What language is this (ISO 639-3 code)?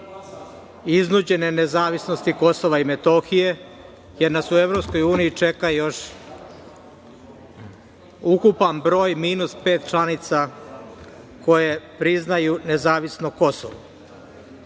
srp